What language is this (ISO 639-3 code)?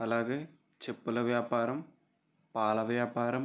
tel